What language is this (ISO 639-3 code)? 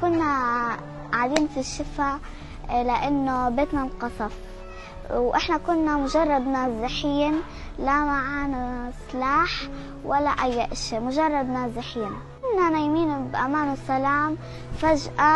ara